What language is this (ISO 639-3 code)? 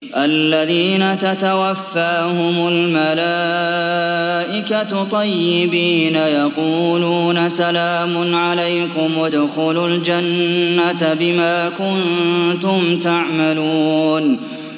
ara